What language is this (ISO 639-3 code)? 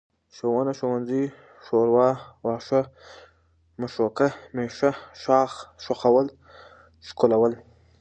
pus